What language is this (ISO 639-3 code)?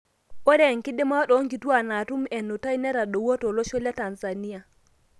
mas